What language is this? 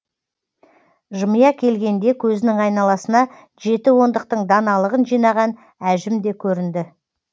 Kazakh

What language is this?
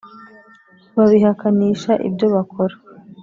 Kinyarwanda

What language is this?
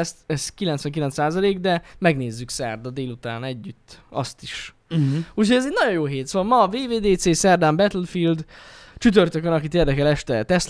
Hungarian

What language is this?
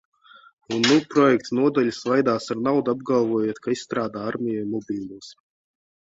Latvian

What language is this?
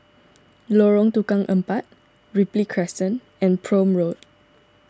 English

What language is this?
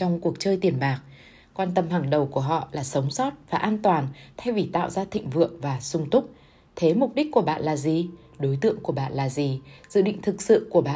Vietnamese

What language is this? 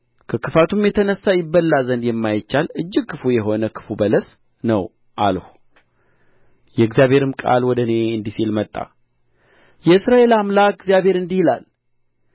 Amharic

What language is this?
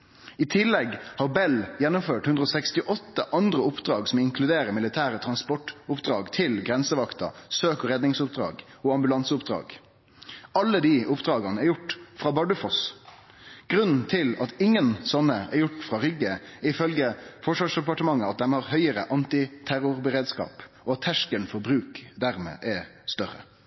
Norwegian Nynorsk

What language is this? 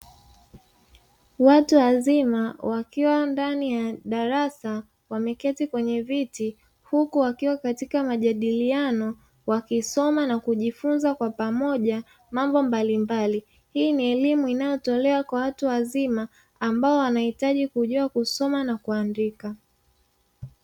Swahili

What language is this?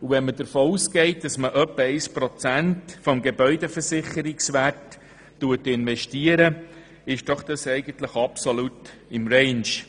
Swiss German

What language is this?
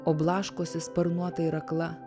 Lithuanian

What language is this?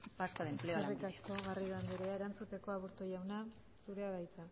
Basque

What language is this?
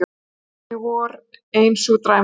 Icelandic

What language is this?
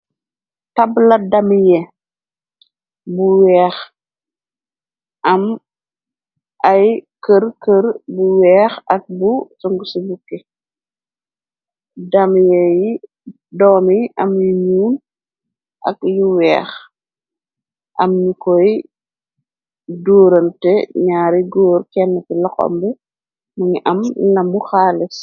Wolof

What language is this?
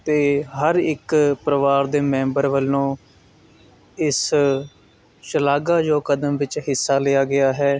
Punjabi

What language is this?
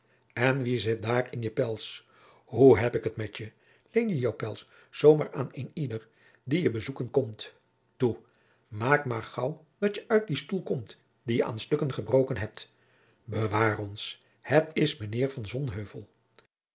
Dutch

